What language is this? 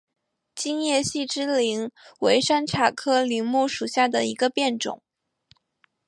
Chinese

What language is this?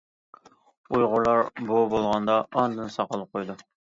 Uyghur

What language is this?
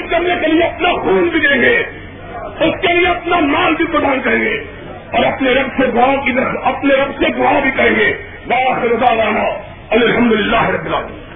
Urdu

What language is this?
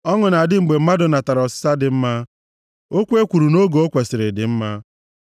Igbo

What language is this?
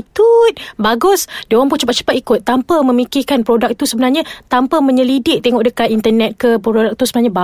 Malay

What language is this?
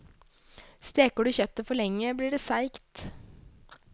Norwegian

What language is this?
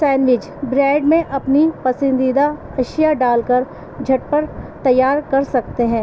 Urdu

